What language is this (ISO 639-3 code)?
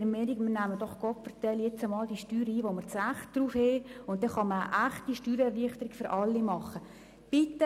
gsw